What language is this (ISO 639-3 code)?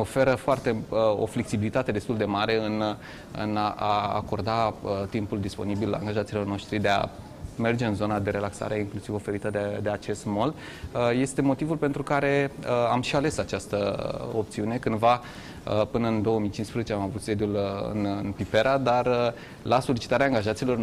ron